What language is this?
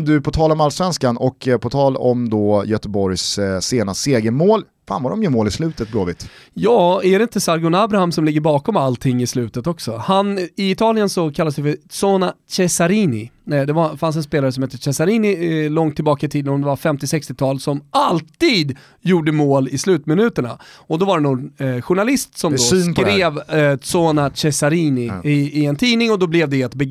Swedish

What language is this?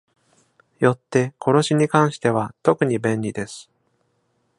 Japanese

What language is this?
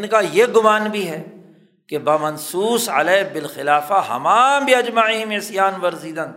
Urdu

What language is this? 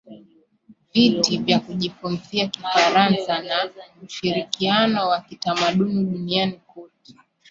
Swahili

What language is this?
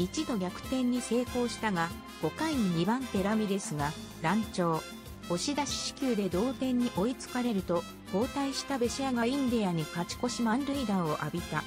Japanese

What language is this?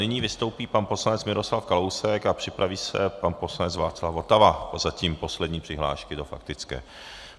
Czech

